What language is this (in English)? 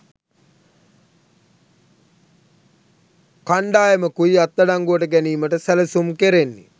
Sinhala